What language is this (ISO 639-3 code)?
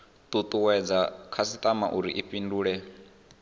ven